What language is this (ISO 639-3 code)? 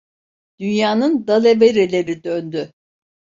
tur